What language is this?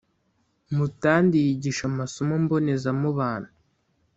Kinyarwanda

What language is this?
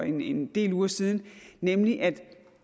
Danish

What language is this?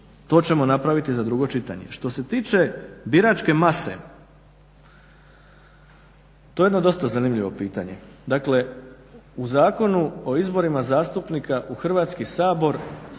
Croatian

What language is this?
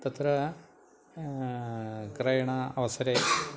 Sanskrit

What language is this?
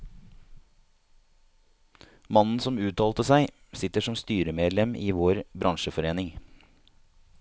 Norwegian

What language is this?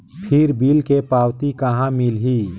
Chhattisgarhi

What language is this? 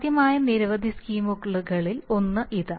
Malayalam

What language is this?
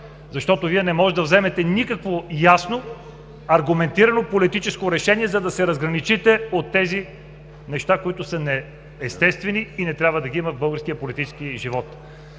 Bulgarian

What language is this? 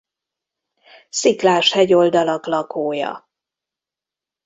Hungarian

